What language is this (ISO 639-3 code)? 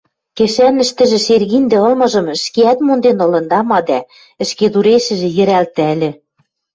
mrj